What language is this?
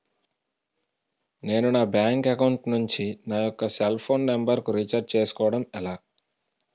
Telugu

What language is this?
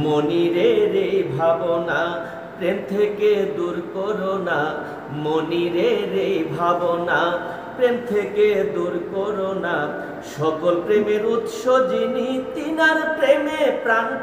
Arabic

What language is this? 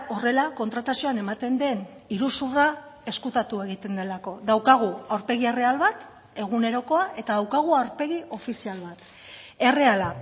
Basque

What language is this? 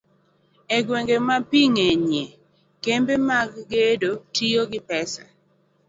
Luo (Kenya and Tanzania)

